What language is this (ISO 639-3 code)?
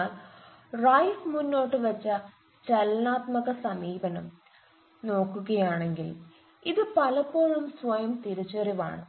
mal